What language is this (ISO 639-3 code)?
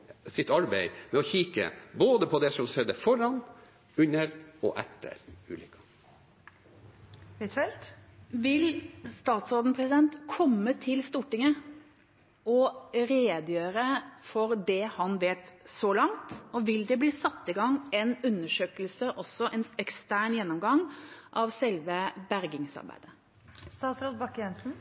nor